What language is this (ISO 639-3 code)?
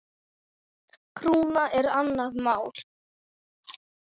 isl